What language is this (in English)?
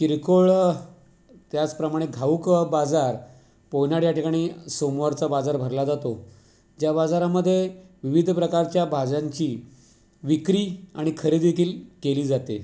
Marathi